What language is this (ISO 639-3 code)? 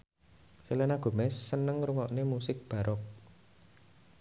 jav